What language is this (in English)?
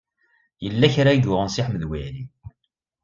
Kabyle